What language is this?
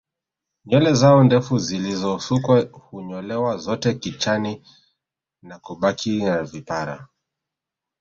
Swahili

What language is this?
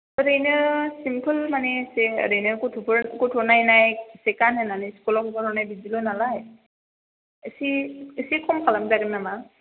Bodo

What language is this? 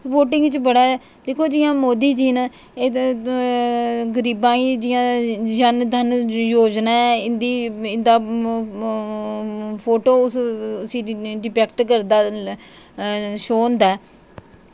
Dogri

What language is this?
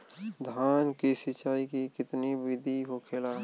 Bhojpuri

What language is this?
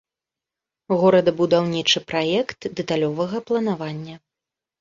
Belarusian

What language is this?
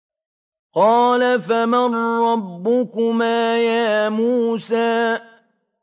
Arabic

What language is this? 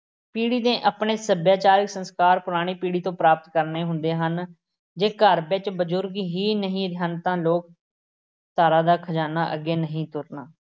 Punjabi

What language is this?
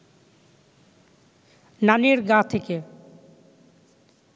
Bangla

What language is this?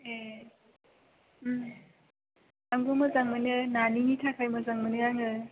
Bodo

